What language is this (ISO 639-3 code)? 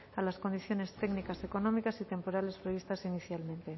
spa